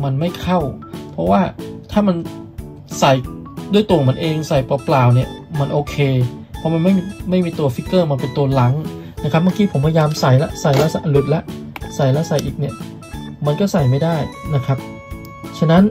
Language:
Thai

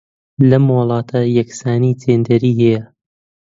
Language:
Central Kurdish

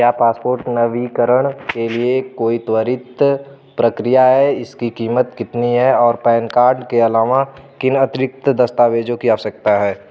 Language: Hindi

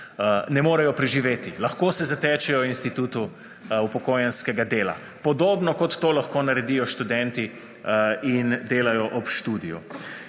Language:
Slovenian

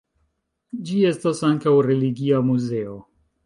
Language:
Esperanto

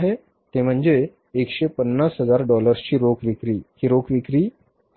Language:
Marathi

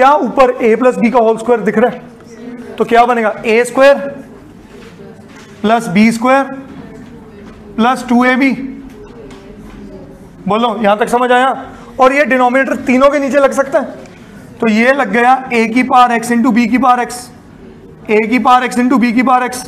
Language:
Hindi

